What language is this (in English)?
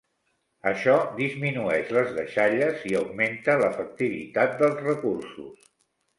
Catalan